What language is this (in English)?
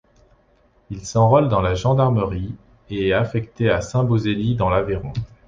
French